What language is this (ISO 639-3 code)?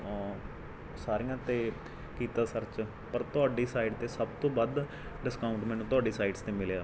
pan